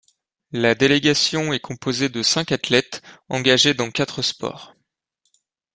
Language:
French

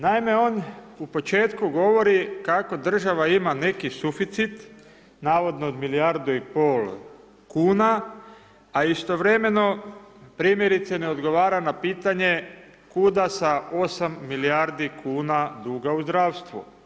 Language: Croatian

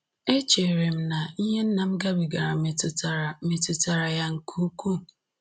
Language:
Igbo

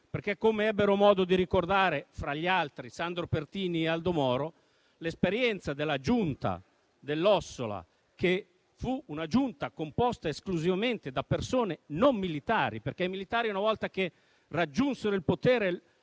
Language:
Italian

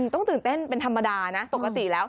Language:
Thai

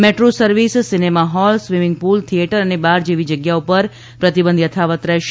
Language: Gujarati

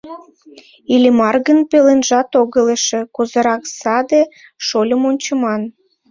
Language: Mari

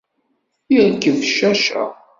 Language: Kabyle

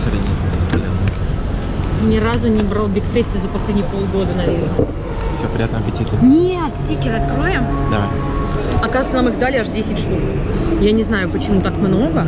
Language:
Russian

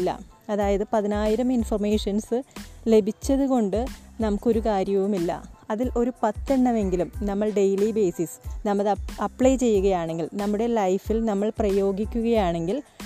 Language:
Malayalam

